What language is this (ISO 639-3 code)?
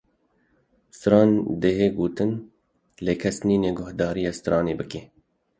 kur